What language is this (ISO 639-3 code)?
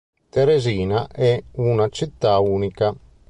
ita